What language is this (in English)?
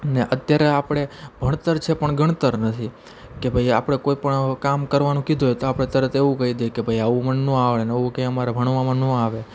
Gujarati